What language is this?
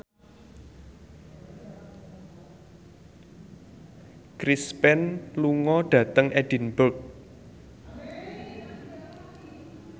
Javanese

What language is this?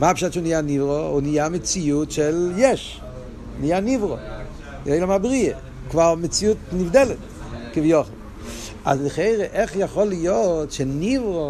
Hebrew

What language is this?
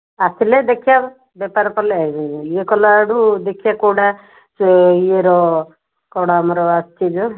Odia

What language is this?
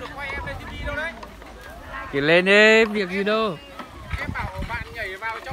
Vietnamese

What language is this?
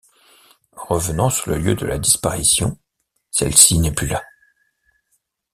French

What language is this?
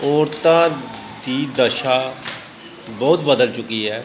Punjabi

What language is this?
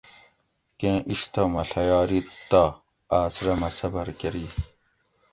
Gawri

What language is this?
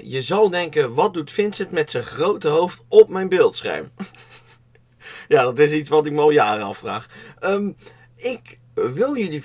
Dutch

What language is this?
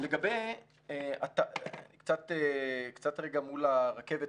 Hebrew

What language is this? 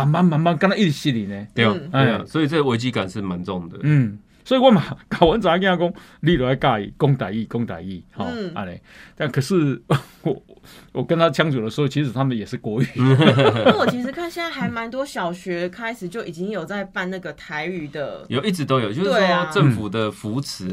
Chinese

